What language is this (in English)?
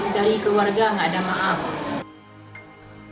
Indonesian